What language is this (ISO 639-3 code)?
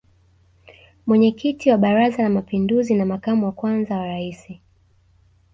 swa